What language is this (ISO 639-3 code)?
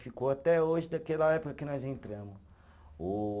por